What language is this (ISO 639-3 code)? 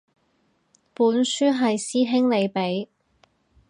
yue